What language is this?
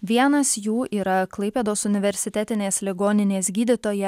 Lithuanian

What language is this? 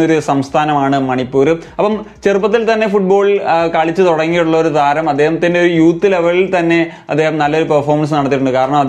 Turkish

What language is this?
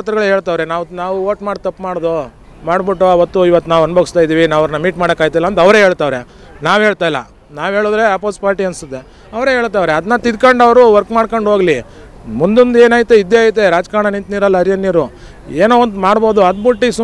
Kannada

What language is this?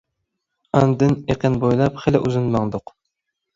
Uyghur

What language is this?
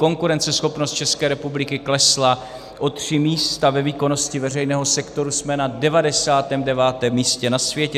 Czech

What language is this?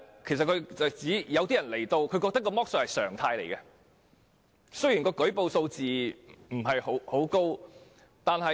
Cantonese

